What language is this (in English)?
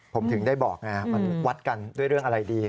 Thai